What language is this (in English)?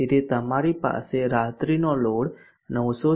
Gujarati